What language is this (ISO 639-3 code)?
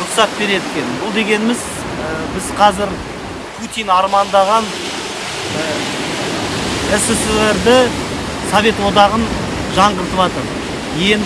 tur